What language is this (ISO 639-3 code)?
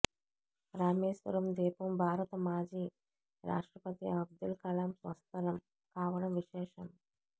tel